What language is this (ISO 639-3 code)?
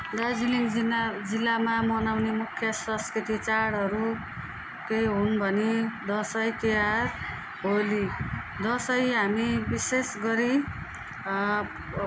nep